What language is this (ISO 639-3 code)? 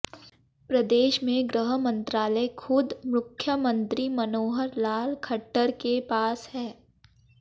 hin